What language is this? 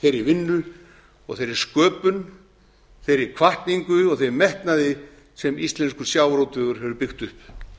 Icelandic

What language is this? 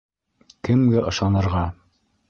Bashkir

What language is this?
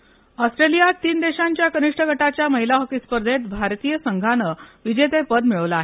Marathi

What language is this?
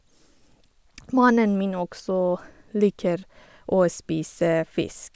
Norwegian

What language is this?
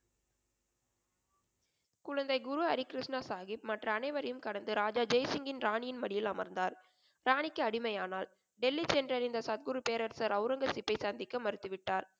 Tamil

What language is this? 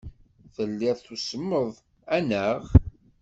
Kabyle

